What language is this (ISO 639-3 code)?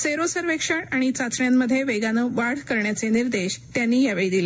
mar